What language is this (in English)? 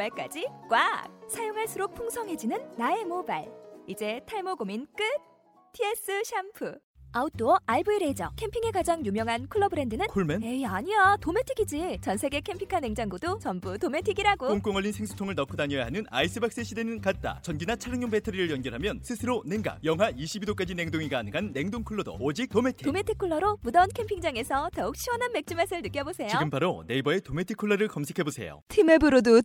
Korean